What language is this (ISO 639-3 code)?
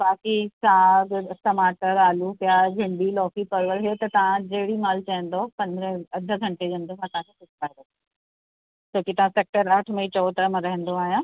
snd